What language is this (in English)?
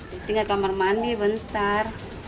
Indonesian